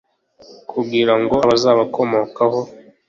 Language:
Kinyarwanda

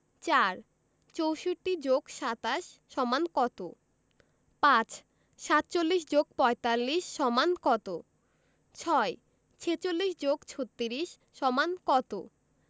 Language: Bangla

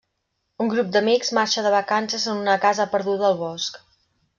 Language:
Catalan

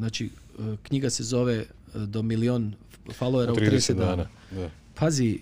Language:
Croatian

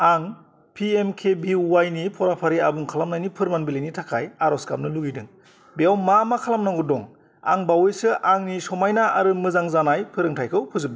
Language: Bodo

